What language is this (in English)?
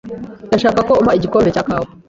Kinyarwanda